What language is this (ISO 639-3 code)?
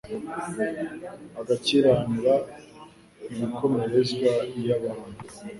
kin